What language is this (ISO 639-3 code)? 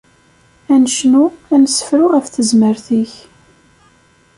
kab